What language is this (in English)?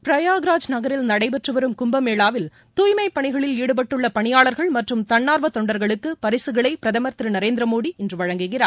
Tamil